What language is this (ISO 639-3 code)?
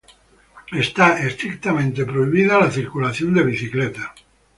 spa